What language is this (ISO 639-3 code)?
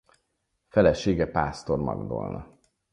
hun